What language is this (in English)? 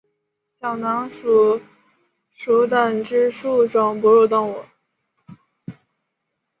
Chinese